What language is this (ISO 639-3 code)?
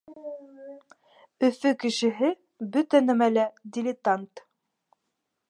bak